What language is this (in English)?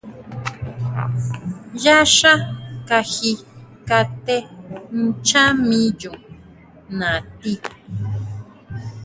Huautla Mazatec